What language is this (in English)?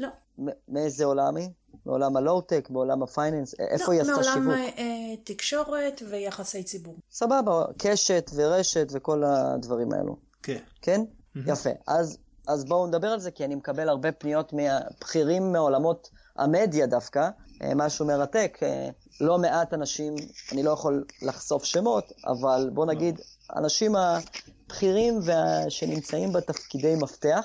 Hebrew